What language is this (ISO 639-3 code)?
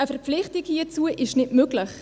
gsw